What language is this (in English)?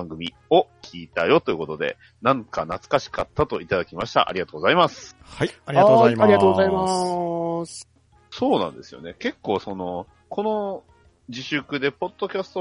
Japanese